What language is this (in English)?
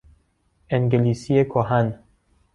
Persian